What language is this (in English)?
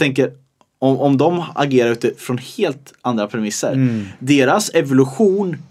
Swedish